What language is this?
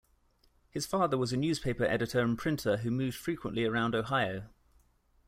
English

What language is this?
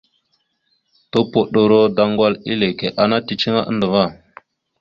Mada (Cameroon)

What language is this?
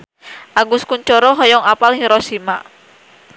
Sundanese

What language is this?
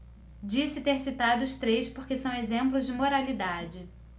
Portuguese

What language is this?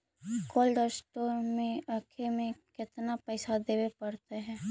Magahi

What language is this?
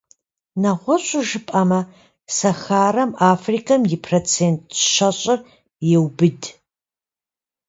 Kabardian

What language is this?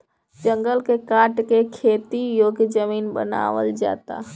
Bhojpuri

